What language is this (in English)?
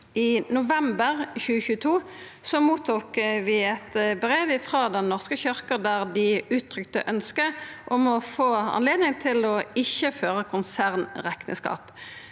Norwegian